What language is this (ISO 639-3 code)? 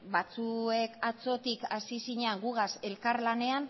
eus